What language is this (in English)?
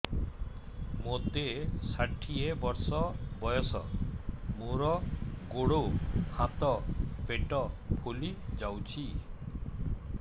Odia